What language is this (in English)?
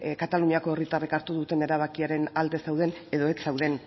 Basque